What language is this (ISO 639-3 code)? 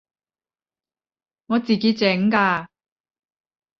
yue